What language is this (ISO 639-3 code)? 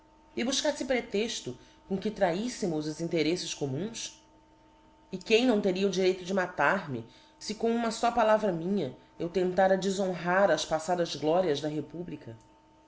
por